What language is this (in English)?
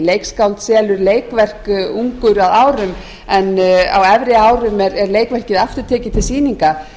Icelandic